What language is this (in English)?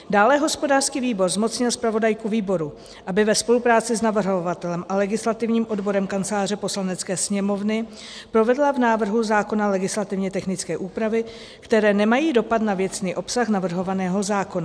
Czech